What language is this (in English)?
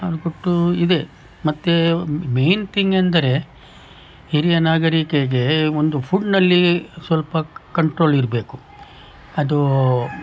Kannada